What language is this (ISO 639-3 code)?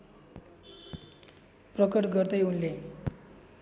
nep